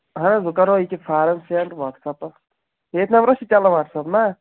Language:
Kashmiri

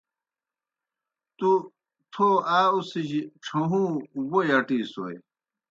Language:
Kohistani Shina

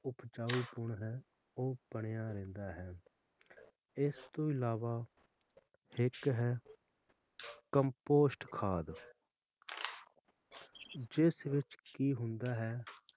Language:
Punjabi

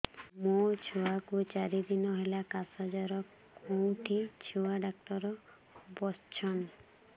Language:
Odia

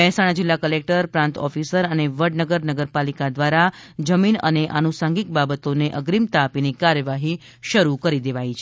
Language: Gujarati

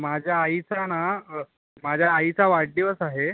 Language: Marathi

